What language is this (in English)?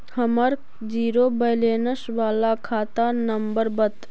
Magahi